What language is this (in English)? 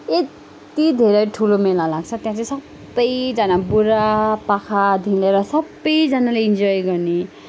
Nepali